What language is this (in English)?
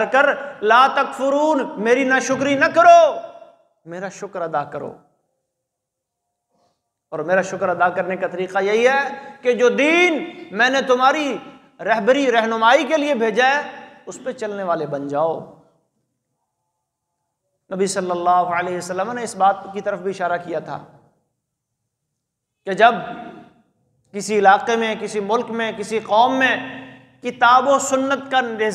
Arabic